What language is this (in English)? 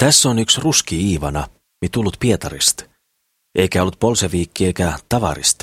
Finnish